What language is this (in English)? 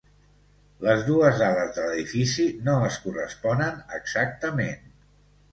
Catalan